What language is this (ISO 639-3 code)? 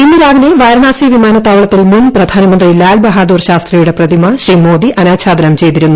mal